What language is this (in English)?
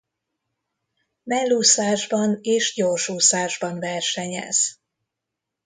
Hungarian